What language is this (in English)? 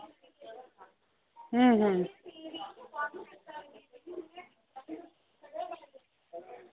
Dogri